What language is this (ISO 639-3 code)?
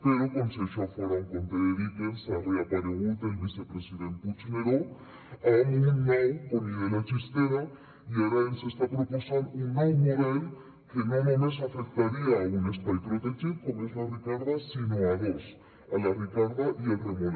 cat